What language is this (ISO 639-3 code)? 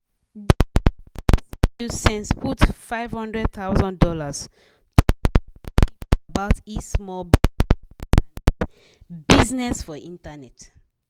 pcm